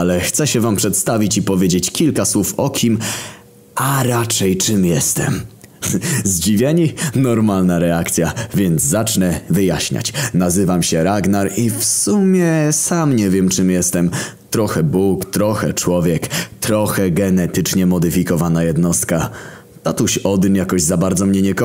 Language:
Polish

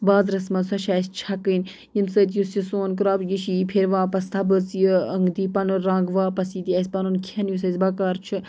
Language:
Kashmiri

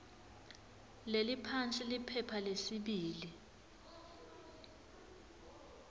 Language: Swati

